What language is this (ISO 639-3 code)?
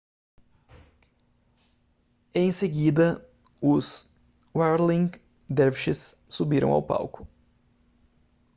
por